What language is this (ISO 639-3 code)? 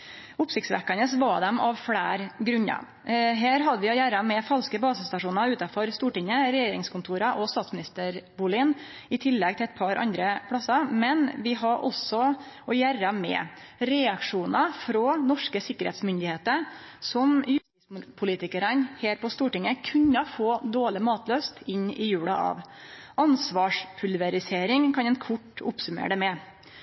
nno